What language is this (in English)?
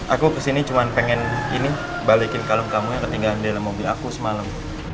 Indonesian